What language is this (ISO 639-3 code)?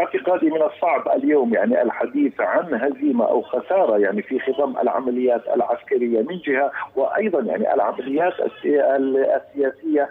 ara